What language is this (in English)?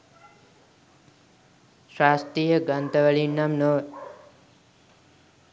Sinhala